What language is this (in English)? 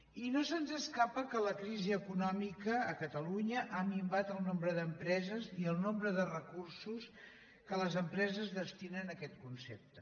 Catalan